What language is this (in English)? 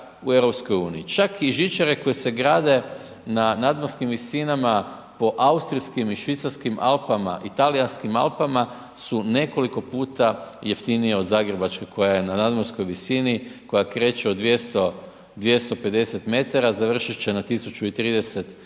Croatian